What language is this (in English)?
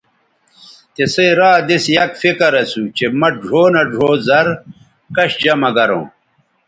Bateri